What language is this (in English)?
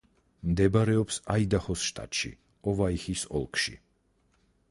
Georgian